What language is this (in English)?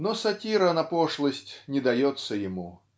Russian